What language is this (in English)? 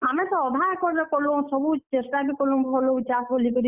Odia